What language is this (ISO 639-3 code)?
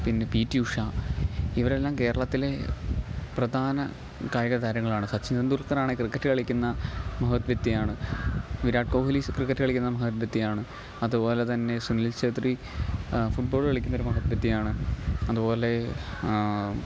mal